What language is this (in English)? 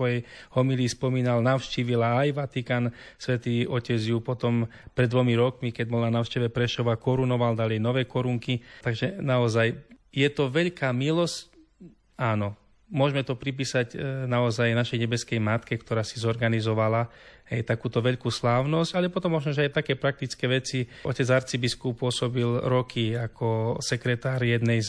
Slovak